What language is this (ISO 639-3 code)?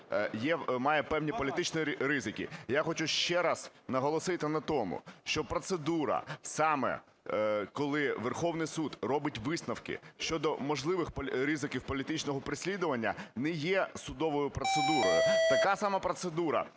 ukr